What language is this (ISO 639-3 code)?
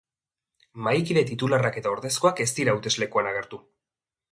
eus